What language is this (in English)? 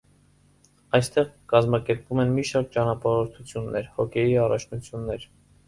Armenian